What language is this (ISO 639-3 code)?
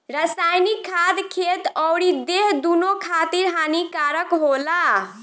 bho